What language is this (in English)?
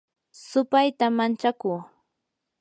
Yanahuanca Pasco Quechua